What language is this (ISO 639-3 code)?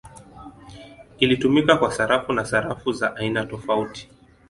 swa